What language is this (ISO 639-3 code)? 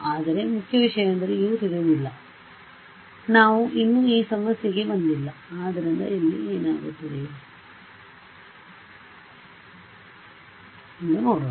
kan